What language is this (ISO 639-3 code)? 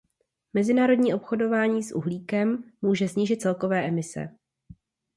ces